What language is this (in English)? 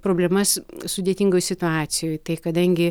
Lithuanian